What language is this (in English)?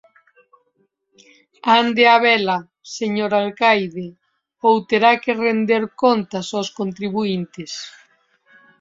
Galician